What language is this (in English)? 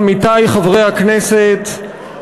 Hebrew